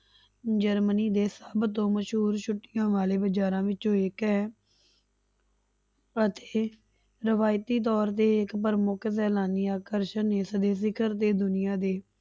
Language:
Punjabi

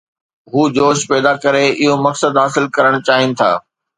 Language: Sindhi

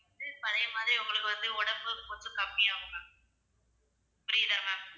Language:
Tamil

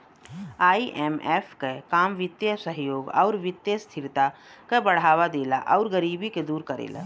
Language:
Bhojpuri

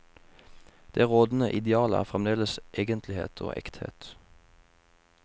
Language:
Norwegian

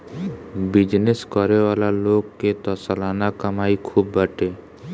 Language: Bhojpuri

